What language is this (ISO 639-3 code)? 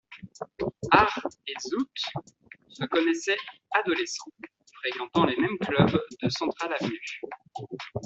fra